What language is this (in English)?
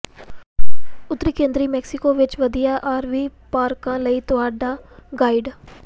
Punjabi